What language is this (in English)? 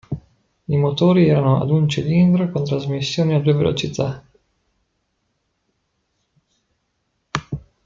Italian